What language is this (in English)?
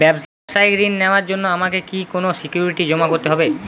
Bangla